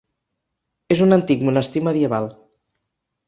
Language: Catalan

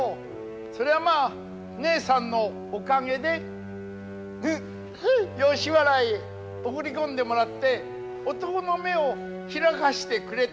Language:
Japanese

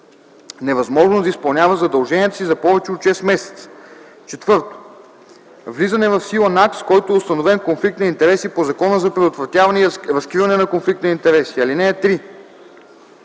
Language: Bulgarian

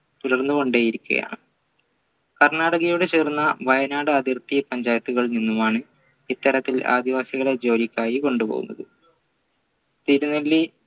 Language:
Malayalam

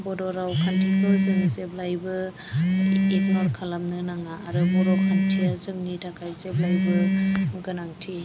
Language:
Bodo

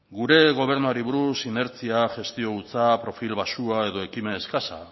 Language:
Basque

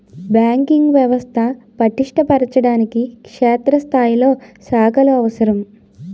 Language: Telugu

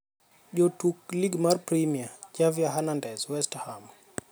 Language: Luo (Kenya and Tanzania)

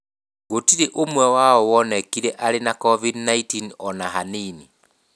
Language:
Kikuyu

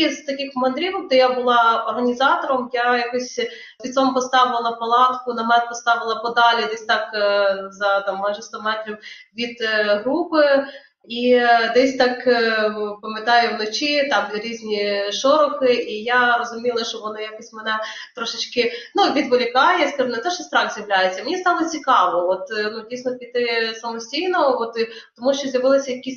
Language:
Ukrainian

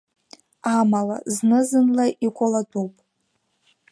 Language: Abkhazian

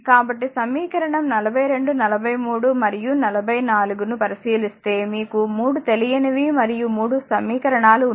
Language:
Telugu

